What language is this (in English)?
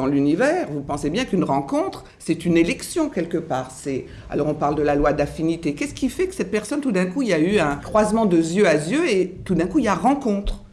French